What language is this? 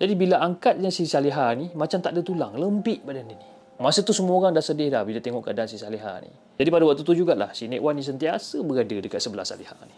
Malay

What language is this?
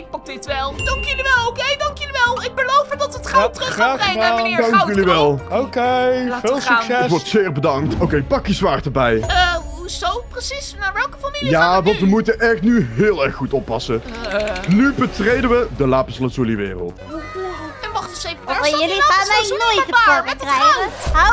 Dutch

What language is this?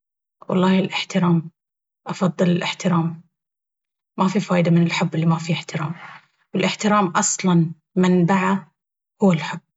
Baharna Arabic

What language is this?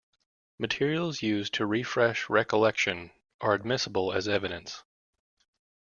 English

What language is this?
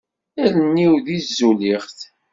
Kabyle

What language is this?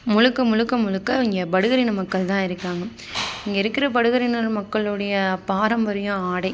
Tamil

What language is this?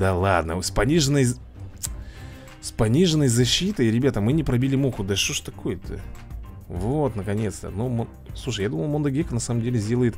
Russian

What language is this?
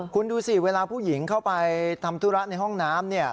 Thai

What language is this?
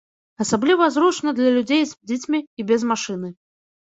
Belarusian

